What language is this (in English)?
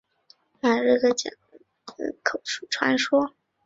Chinese